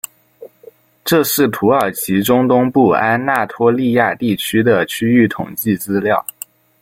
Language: Chinese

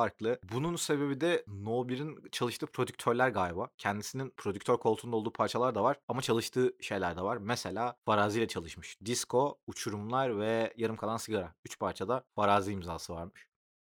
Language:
Turkish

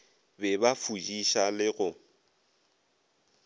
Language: Northern Sotho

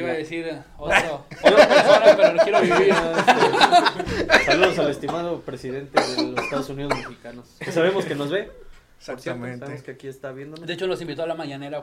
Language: Spanish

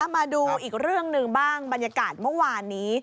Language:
Thai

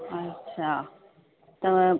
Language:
Sindhi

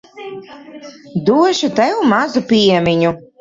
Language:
Latvian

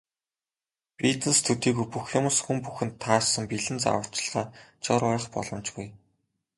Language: Mongolian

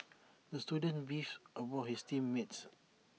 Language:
English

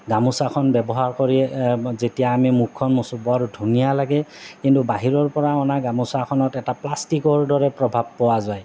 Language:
Assamese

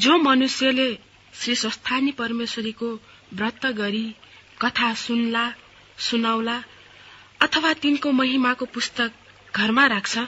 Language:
Hindi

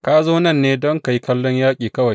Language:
Hausa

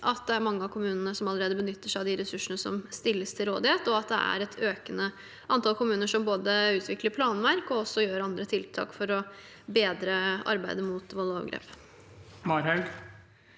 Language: Norwegian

